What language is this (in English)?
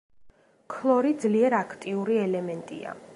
Georgian